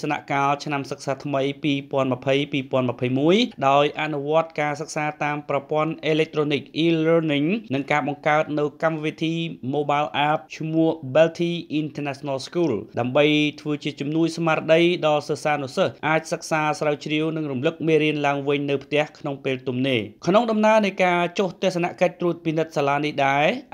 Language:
Thai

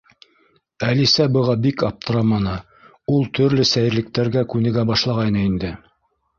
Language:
Bashkir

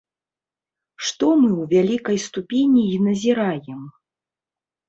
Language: Belarusian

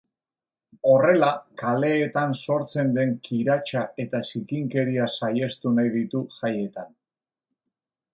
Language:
Basque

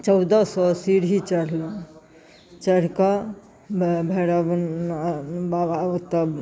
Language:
Maithili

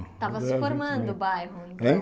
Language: Portuguese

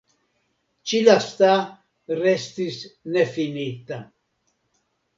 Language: Esperanto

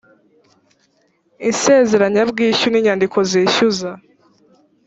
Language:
Kinyarwanda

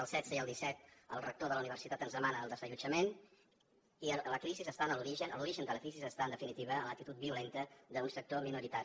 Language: Catalan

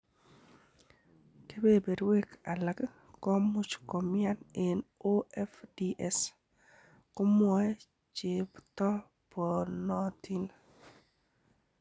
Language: Kalenjin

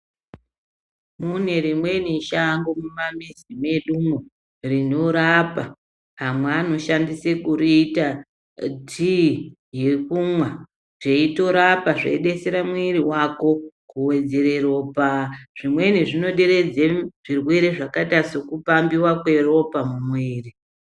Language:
Ndau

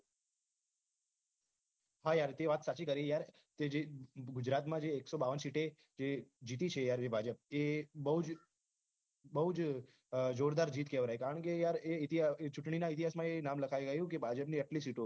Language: Gujarati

